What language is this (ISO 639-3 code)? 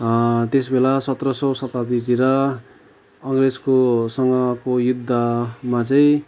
nep